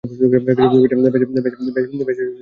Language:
Bangla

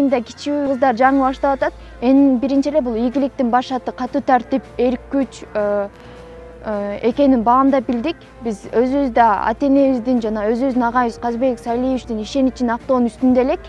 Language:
Turkish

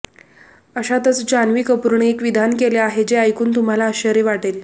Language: Marathi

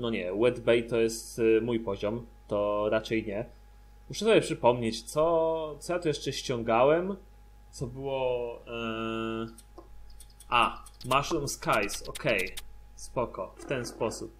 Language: Polish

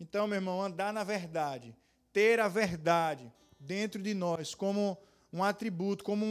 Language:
Portuguese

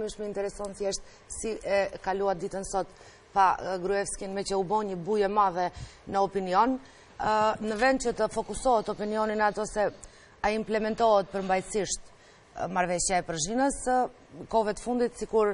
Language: Romanian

